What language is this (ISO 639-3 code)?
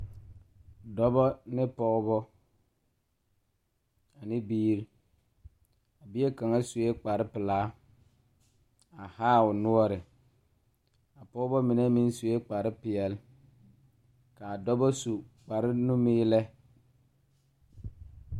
dga